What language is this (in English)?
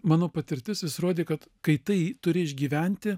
Lithuanian